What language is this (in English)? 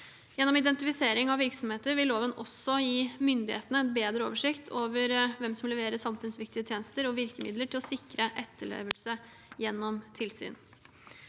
Norwegian